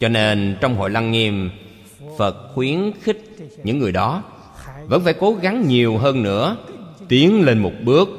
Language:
Vietnamese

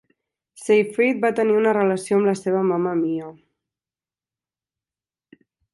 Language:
Catalan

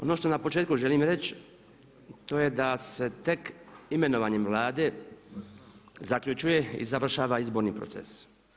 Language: Croatian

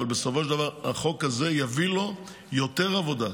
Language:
Hebrew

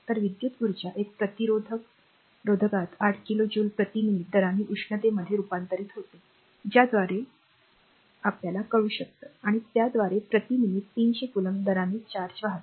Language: Marathi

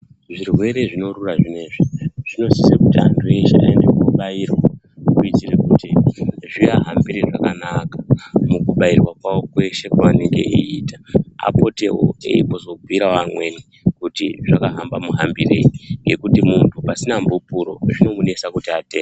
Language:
Ndau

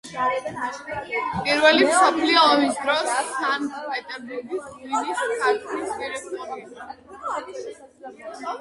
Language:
Georgian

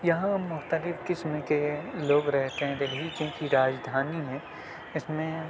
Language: Urdu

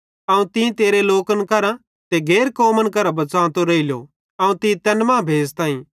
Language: Bhadrawahi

